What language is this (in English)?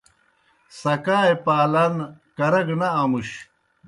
Kohistani Shina